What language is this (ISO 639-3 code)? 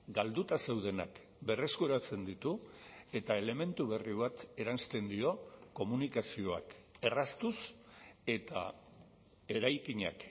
eus